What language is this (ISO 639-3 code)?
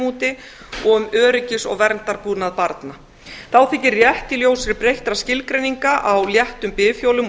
isl